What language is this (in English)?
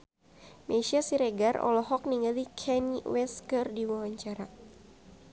Sundanese